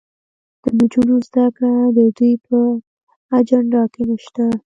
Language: Pashto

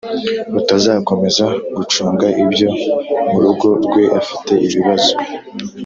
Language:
Kinyarwanda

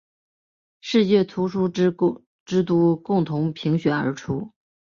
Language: Chinese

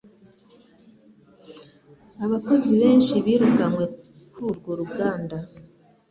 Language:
Kinyarwanda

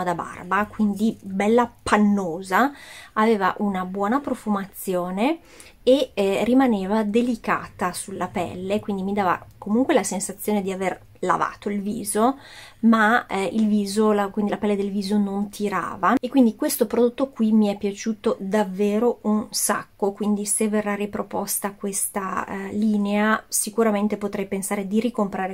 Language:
Italian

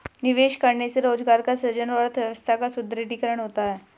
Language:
Hindi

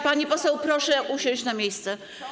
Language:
Polish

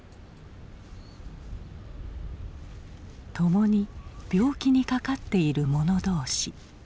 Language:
Japanese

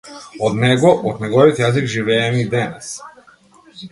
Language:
Macedonian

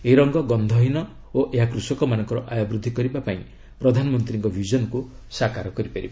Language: Odia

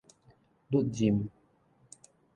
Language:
Min Nan Chinese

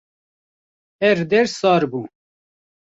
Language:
Kurdish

